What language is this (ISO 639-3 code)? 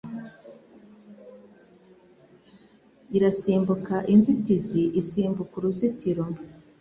kin